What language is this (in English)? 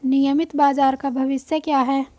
Hindi